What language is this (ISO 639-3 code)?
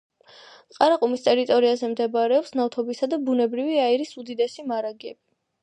kat